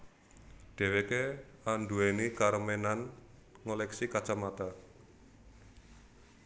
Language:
Javanese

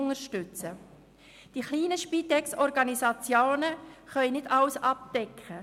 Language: Swiss German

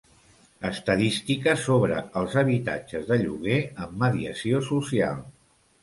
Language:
Catalan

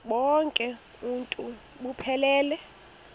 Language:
Xhosa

